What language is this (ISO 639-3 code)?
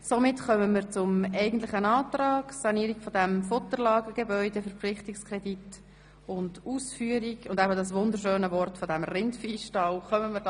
gsw